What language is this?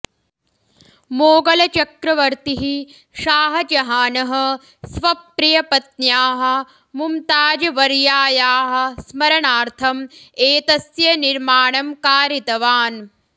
Sanskrit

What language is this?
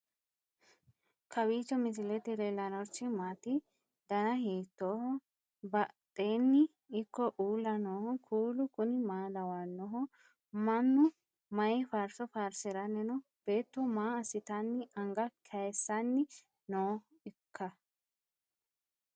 Sidamo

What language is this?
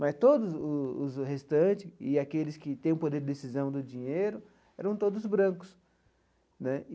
Portuguese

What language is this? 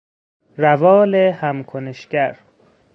Persian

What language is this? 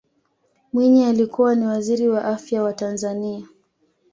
Swahili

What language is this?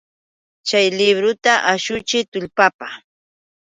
Yauyos Quechua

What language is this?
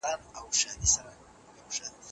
Pashto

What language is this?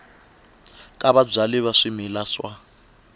Tsonga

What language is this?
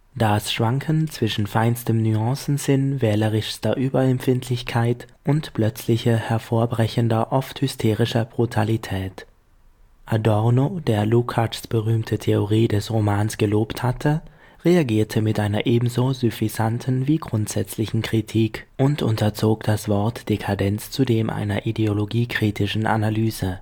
German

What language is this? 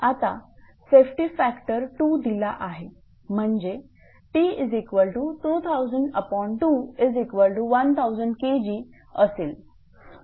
Marathi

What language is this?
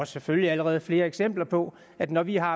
Danish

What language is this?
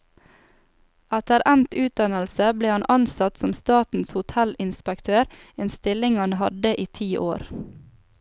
Norwegian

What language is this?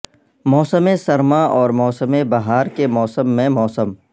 Urdu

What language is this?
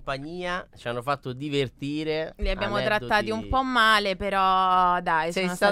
Italian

